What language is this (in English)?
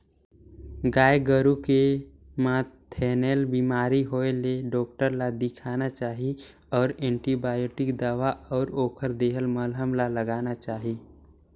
Chhattisgarhi